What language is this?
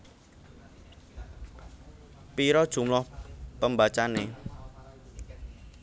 Javanese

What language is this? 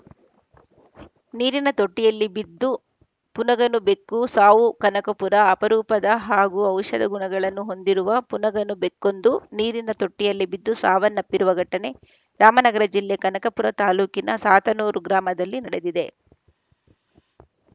Kannada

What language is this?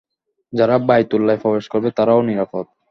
Bangla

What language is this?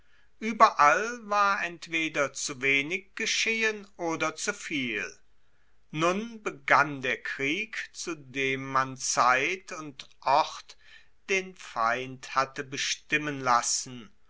German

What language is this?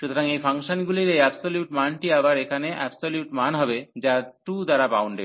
Bangla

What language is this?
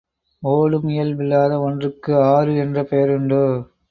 Tamil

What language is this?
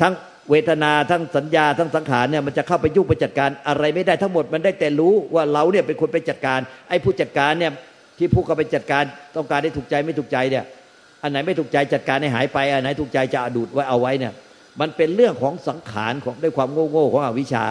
Thai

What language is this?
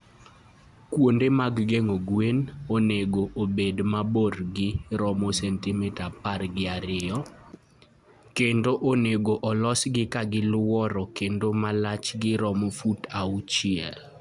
Luo (Kenya and Tanzania)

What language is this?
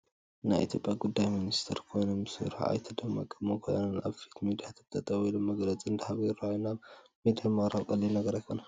Tigrinya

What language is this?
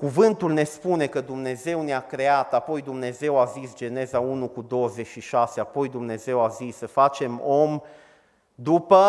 Romanian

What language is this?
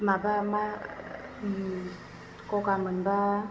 Bodo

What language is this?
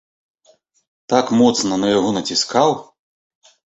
Belarusian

